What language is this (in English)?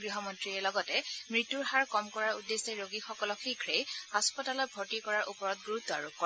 Assamese